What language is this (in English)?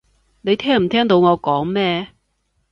Cantonese